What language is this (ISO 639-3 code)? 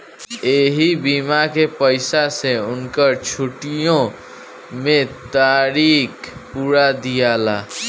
bho